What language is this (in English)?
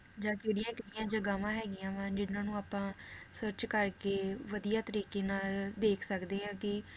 Punjabi